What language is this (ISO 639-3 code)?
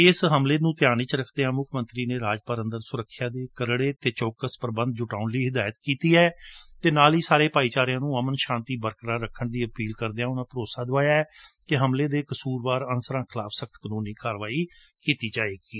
pan